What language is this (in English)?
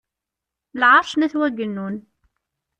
Kabyle